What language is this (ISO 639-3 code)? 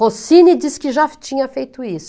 por